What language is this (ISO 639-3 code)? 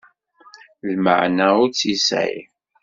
kab